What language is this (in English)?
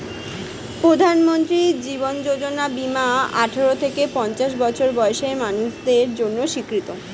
Bangla